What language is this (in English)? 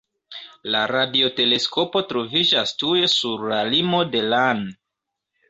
Esperanto